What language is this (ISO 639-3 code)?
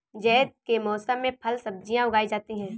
hin